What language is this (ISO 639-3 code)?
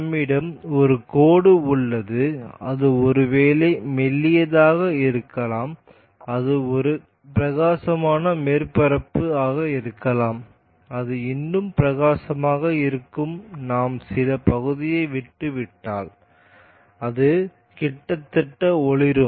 tam